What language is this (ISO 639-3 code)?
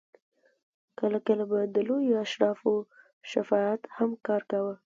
pus